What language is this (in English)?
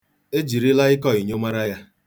Igbo